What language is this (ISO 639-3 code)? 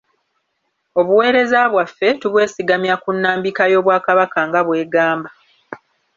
lug